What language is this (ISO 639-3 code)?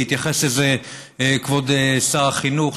heb